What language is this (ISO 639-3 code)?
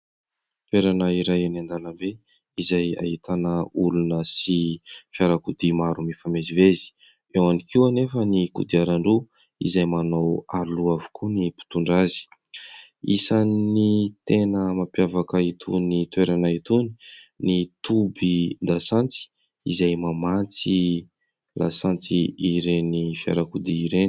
mlg